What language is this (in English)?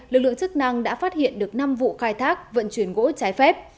Vietnamese